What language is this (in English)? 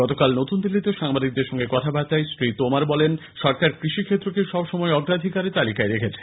Bangla